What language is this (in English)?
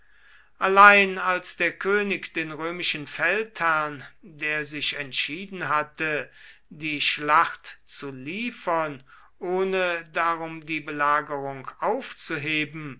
German